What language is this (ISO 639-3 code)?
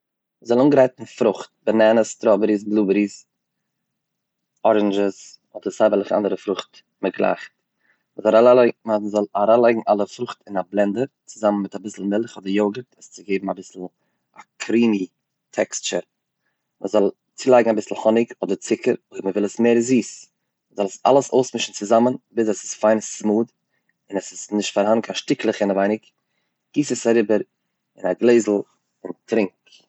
yid